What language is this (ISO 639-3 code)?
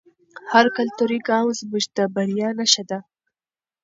pus